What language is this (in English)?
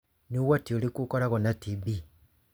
Kikuyu